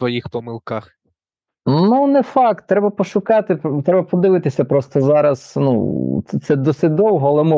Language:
Ukrainian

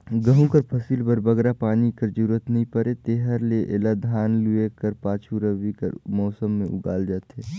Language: Chhattisgarhi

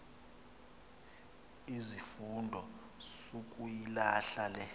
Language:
Xhosa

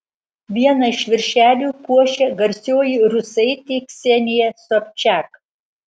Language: Lithuanian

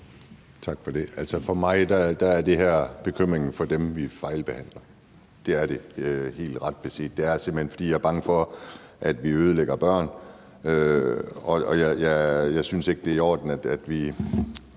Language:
Danish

